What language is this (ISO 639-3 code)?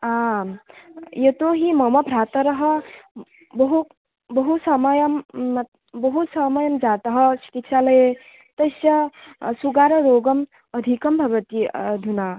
san